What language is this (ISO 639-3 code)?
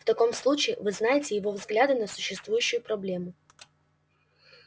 rus